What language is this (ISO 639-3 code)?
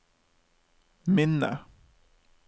nor